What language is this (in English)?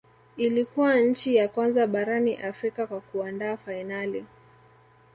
Swahili